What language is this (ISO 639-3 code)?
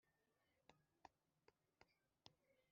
kin